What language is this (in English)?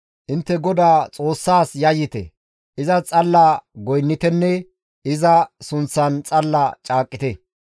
Gamo